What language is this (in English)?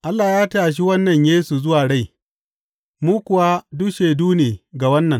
Hausa